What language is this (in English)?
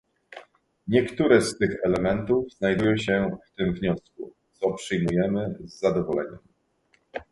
Polish